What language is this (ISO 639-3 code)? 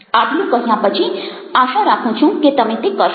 guj